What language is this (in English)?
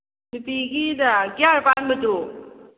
Manipuri